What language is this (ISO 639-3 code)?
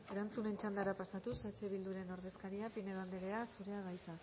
eus